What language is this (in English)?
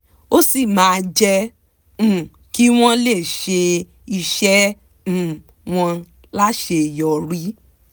Yoruba